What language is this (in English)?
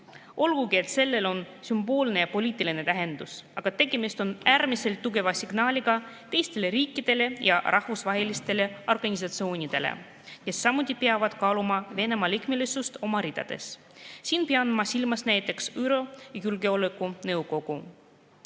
Estonian